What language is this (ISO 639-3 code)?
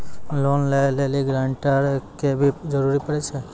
mai